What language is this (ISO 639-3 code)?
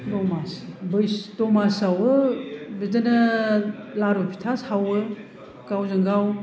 brx